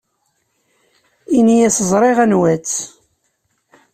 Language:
Kabyle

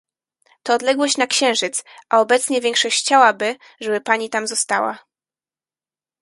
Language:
Polish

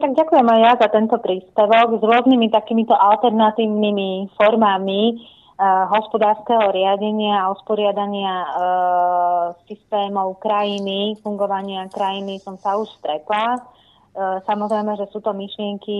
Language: Slovak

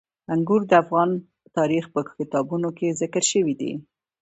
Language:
Pashto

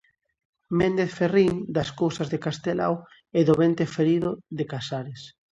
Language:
Galician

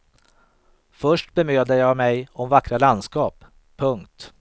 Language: Swedish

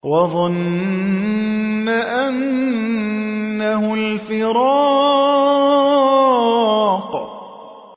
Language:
Arabic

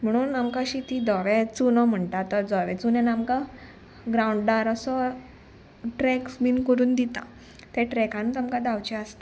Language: Konkani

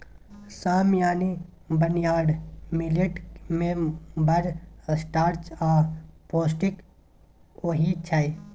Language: Maithili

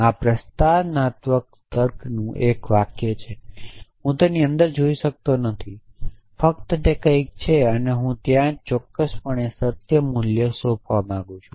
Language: Gujarati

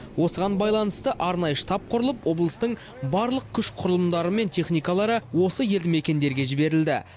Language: Kazakh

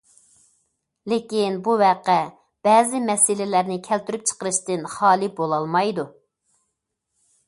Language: Uyghur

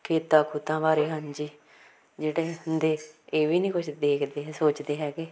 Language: Punjabi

